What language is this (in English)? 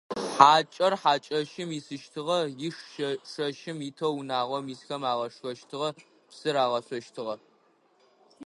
Adyghe